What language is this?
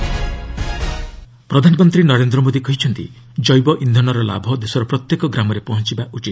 Odia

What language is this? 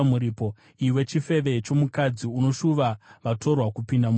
Shona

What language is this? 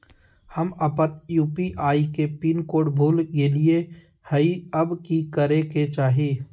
Magahi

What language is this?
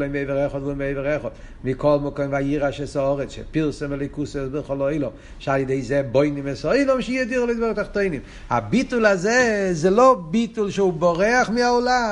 Hebrew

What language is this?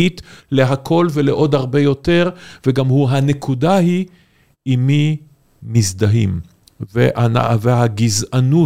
Hebrew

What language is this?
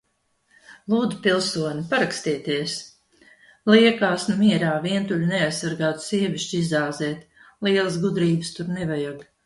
Latvian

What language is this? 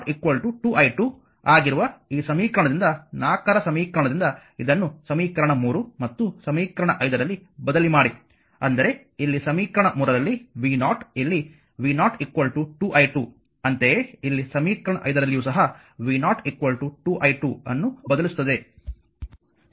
Kannada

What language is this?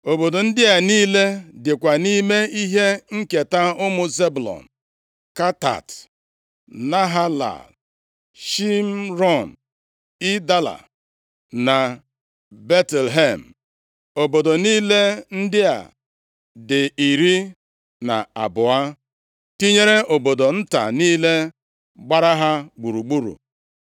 Igbo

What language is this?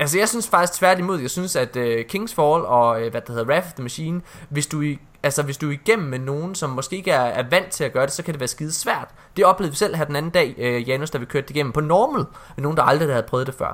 Danish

